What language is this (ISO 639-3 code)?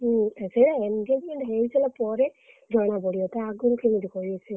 ori